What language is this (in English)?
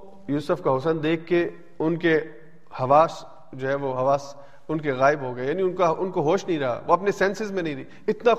Urdu